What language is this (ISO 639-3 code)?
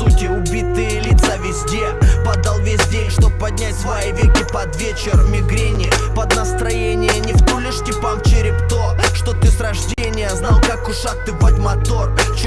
rus